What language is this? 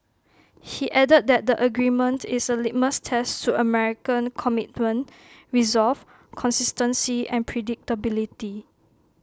English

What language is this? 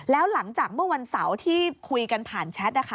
Thai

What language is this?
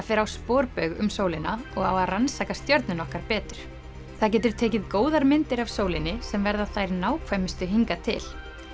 Icelandic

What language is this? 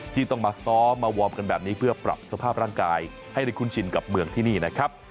Thai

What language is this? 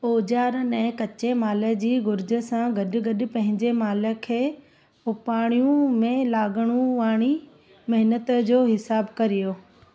Sindhi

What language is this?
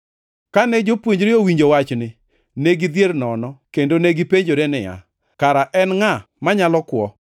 Luo (Kenya and Tanzania)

